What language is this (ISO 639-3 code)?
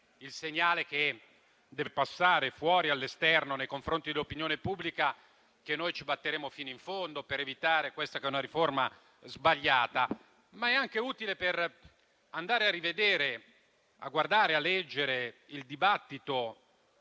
ita